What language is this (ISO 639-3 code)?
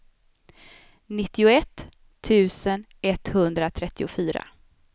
swe